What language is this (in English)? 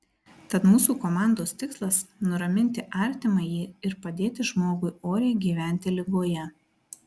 Lithuanian